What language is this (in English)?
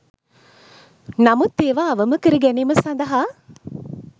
Sinhala